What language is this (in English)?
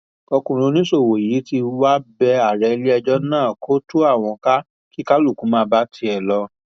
Yoruba